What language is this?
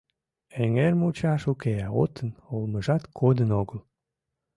Mari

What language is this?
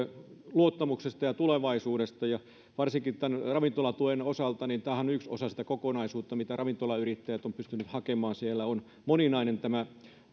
Finnish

